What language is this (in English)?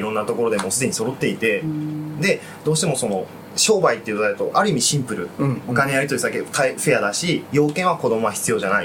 Japanese